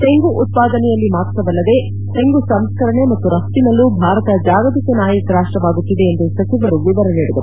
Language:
Kannada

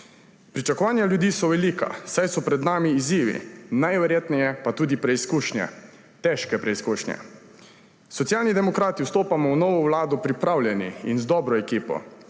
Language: Slovenian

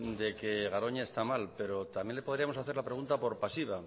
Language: Spanish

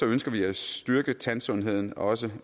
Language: Danish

